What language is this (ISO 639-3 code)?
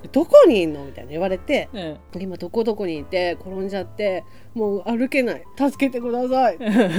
jpn